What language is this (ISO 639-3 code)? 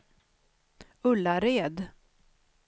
swe